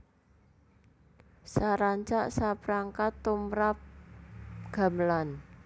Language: Javanese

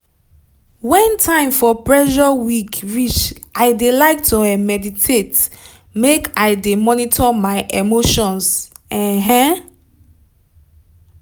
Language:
Nigerian Pidgin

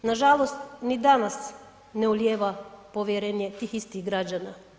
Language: Croatian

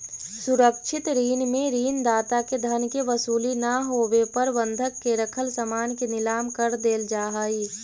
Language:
Magahi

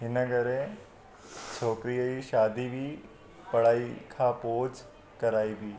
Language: Sindhi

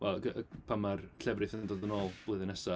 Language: Welsh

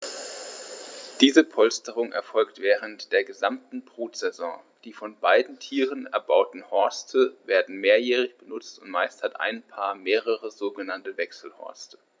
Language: German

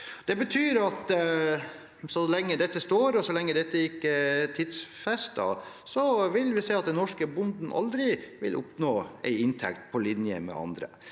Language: Norwegian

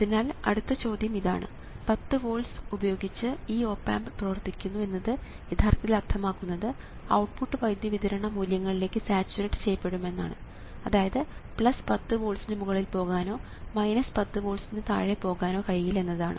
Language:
Malayalam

